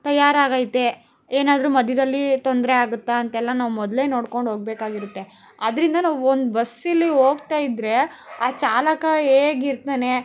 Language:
Kannada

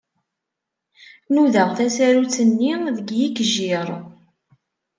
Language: Kabyle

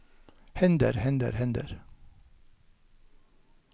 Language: Norwegian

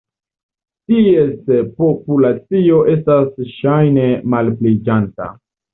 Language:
Esperanto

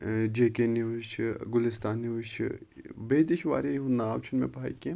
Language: Kashmiri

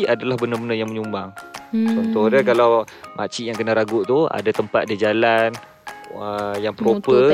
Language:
Malay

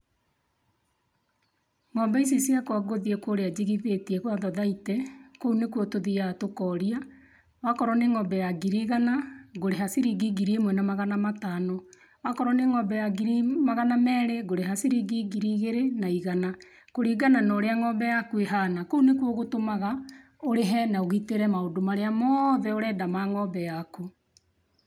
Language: Kikuyu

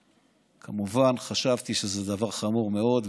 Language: Hebrew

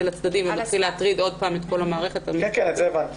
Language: Hebrew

